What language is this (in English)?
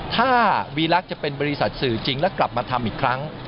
Thai